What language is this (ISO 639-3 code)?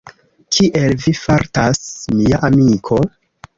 epo